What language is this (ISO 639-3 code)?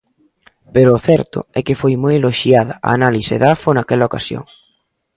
glg